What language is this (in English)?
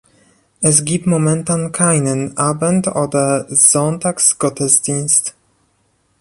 German